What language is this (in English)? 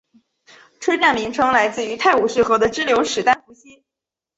Chinese